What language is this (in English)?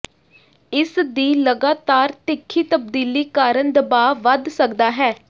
Punjabi